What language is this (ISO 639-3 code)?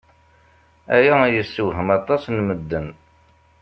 kab